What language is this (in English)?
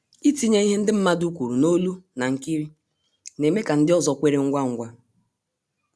Igbo